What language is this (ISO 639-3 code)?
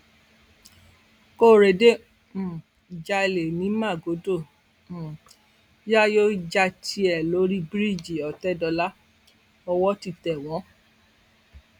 yor